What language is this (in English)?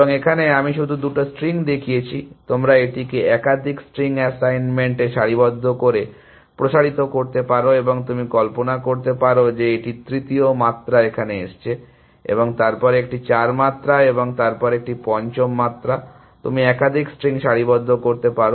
Bangla